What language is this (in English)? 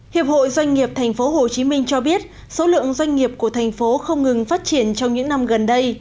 Vietnamese